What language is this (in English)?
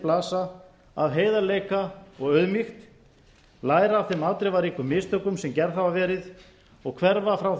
Icelandic